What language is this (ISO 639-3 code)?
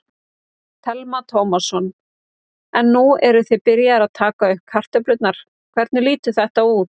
isl